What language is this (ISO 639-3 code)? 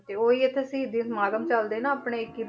pan